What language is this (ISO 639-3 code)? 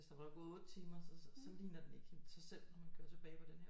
dan